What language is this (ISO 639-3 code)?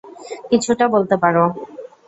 ben